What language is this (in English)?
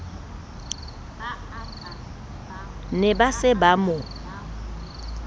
Southern Sotho